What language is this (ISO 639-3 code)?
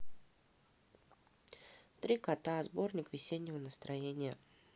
rus